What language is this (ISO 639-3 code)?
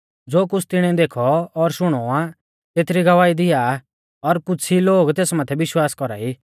bfz